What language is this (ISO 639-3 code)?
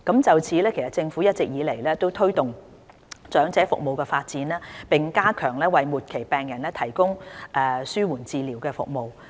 yue